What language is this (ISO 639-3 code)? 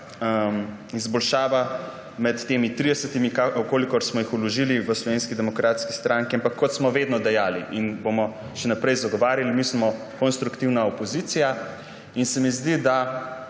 slv